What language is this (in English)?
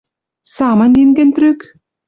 Western Mari